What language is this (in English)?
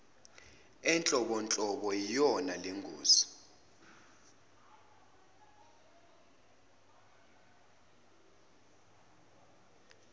Zulu